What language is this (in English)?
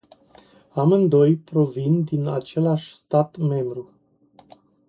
Romanian